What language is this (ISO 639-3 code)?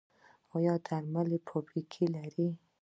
pus